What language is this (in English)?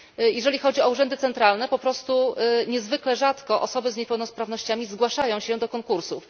Polish